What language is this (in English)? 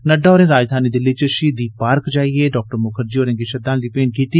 Dogri